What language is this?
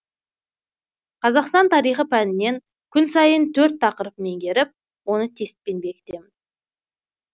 Kazakh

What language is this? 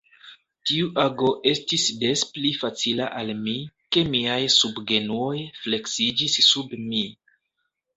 Esperanto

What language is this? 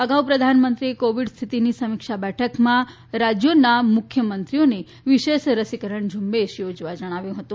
Gujarati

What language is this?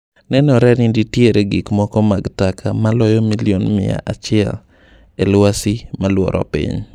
Luo (Kenya and Tanzania)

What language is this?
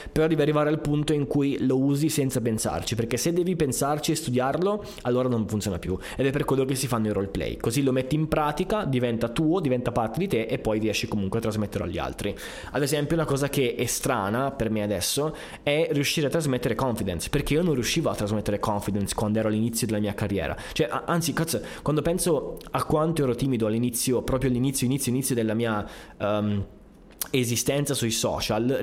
Italian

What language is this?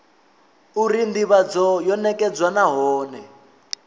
Venda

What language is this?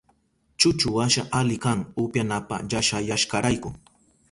Southern Pastaza Quechua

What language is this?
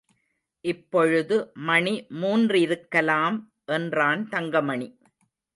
Tamil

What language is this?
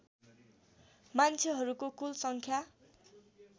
Nepali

